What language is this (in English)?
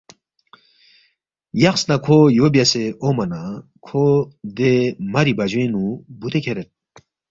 Balti